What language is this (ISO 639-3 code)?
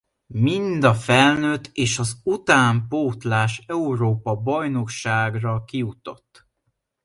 hun